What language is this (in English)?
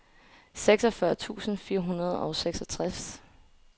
Danish